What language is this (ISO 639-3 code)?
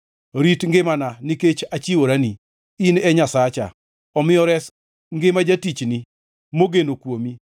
luo